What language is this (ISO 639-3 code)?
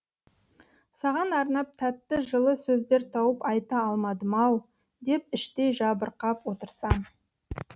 kaz